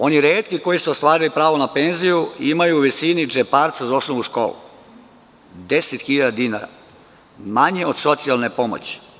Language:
Serbian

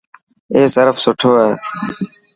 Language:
Dhatki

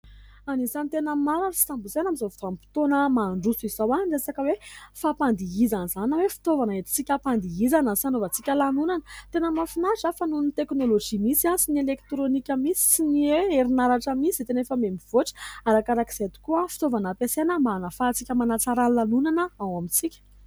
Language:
Malagasy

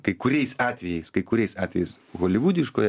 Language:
Lithuanian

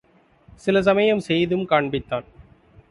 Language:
Tamil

